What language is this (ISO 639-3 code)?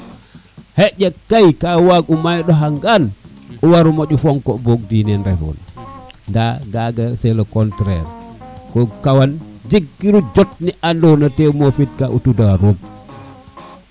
srr